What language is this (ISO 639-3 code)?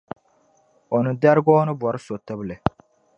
dag